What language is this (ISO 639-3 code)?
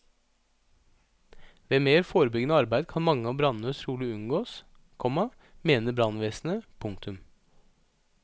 nor